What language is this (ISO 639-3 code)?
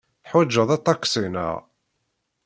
kab